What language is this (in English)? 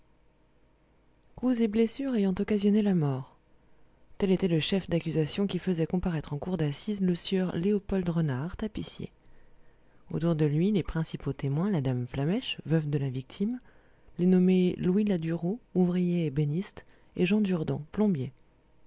French